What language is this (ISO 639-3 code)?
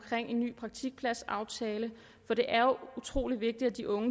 dan